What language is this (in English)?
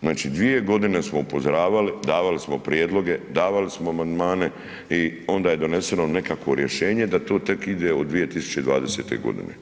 Croatian